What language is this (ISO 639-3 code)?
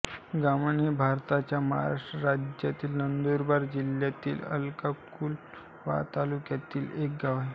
mar